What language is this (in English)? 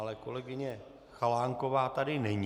Czech